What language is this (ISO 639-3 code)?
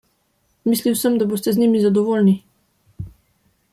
slv